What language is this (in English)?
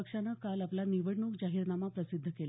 Marathi